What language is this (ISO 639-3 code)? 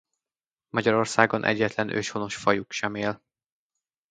hun